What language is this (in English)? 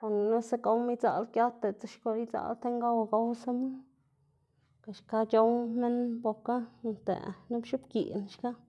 Xanaguía Zapotec